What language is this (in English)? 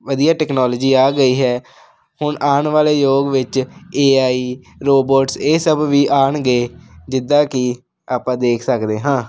Punjabi